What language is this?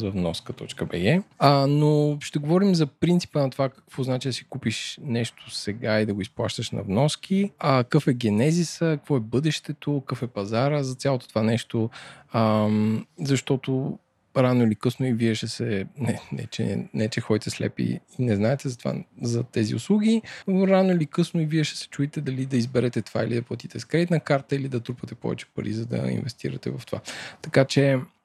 Bulgarian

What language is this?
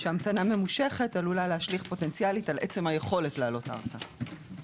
Hebrew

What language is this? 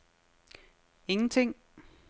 Danish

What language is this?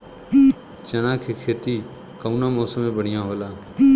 Bhojpuri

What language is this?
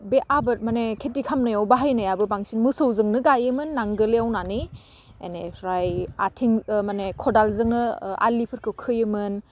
Bodo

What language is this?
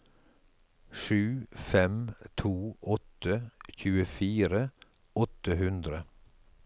Norwegian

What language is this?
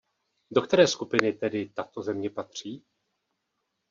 Czech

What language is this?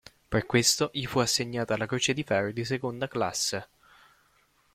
Italian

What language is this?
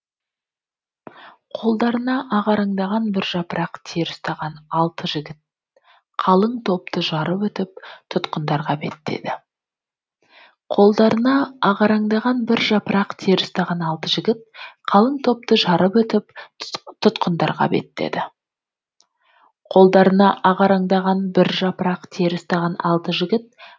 Kazakh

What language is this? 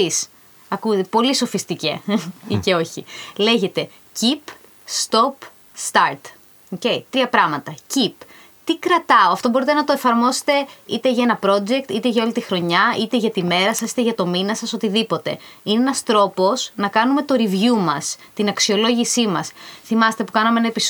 Greek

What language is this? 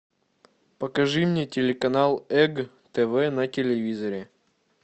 Russian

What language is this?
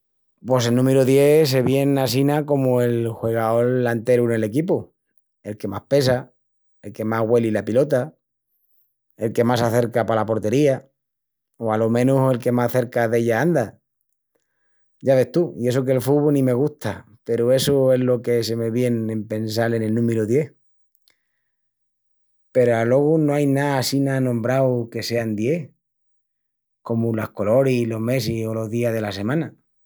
Extremaduran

